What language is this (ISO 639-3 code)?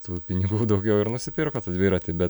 lit